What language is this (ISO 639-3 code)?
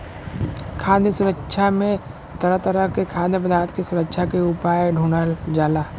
bho